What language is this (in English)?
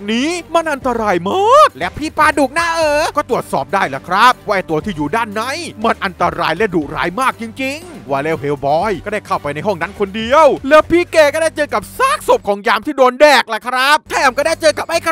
Thai